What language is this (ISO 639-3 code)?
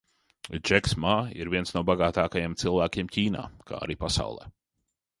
lav